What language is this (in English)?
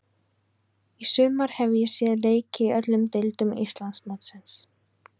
Icelandic